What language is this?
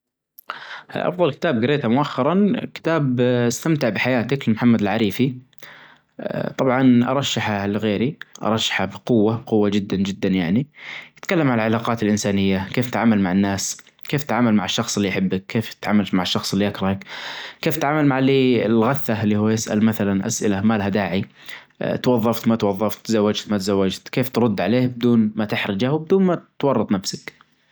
Najdi Arabic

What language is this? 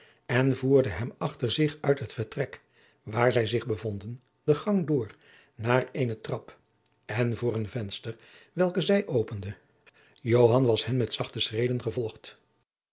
Dutch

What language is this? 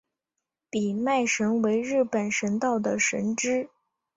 Chinese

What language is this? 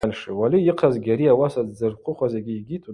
Abaza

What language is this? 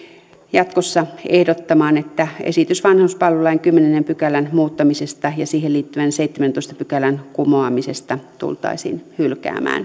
Finnish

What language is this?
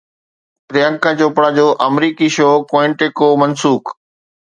Sindhi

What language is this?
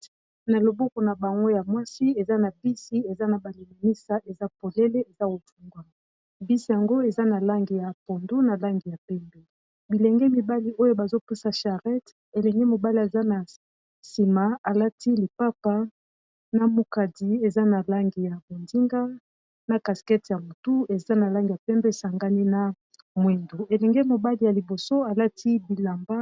Lingala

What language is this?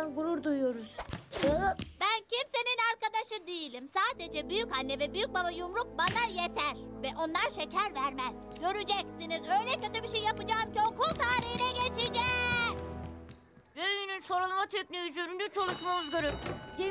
Turkish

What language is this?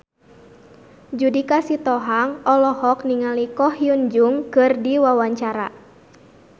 Sundanese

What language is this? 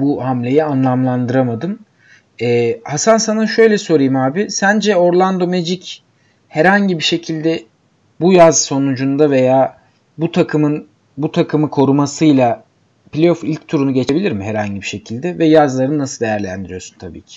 Turkish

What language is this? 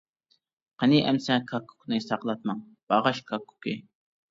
Uyghur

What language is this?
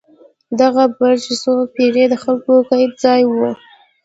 Pashto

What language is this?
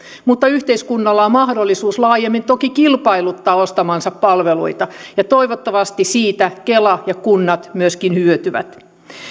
Finnish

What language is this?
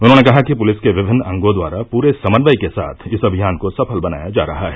Hindi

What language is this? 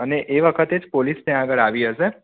Gujarati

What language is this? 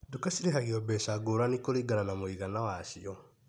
Kikuyu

